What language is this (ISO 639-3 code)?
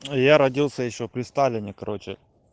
rus